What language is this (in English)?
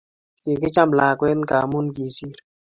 Kalenjin